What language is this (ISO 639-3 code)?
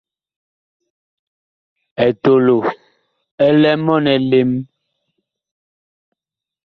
bkh